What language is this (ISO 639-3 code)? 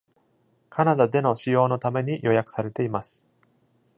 jpn